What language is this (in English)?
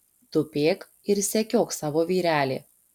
Lithuanian